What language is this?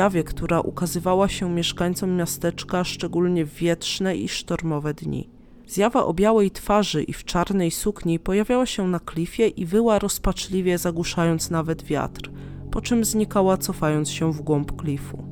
Polish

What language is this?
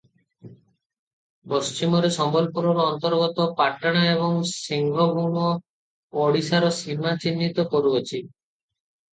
Odia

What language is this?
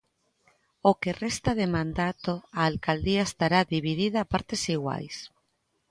Galician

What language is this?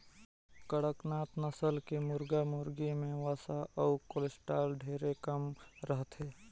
Chhattisgarhi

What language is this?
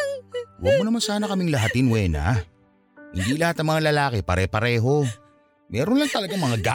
Filipino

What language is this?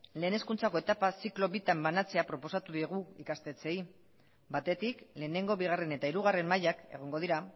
Basque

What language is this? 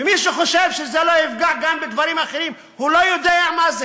Hebrew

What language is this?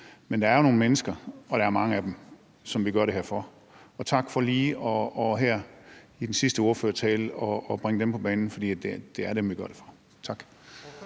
Danish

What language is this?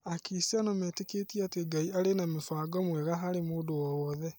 Kikuyu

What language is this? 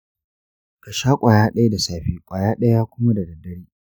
Hausa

